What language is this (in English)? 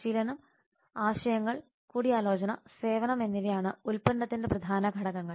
Malayalam